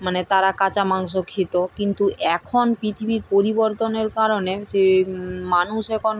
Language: Bangla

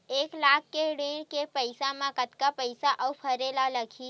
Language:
Chhattisgarhi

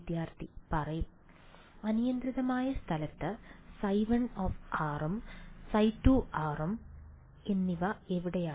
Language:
Malayalam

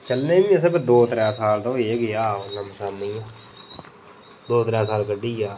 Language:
Dogri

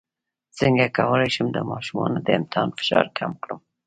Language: Pashto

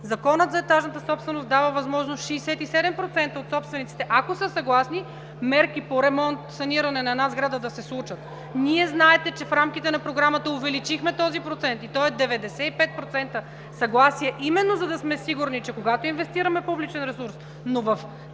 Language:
Bulgarian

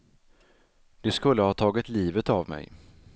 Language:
Swedish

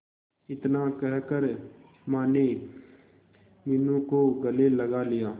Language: Hindi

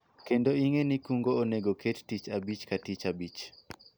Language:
Luo (Kenya and Tanzania)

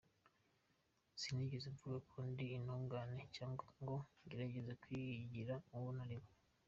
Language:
Kinyarwanda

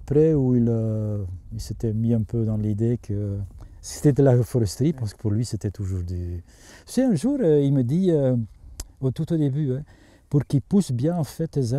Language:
French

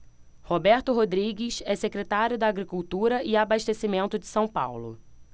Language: Portuguese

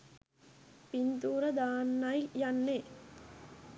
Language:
Sinhala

